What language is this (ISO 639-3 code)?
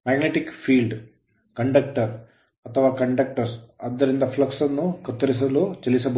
kan